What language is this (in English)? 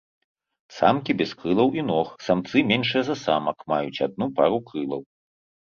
Belarusian